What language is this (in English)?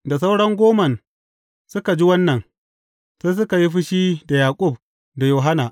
Hausa